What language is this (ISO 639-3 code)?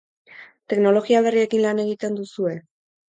eus